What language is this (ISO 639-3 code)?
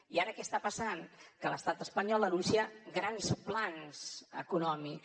cat